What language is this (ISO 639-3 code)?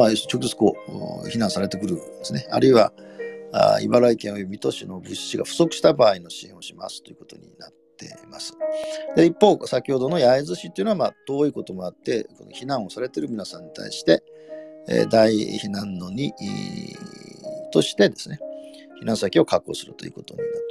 jpn